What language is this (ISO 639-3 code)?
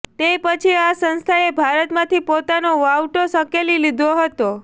guj